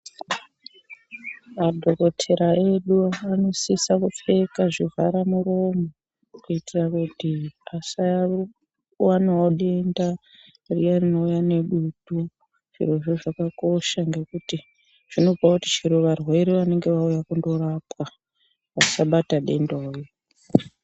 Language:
Ndau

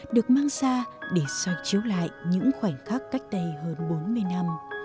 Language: Vietnamese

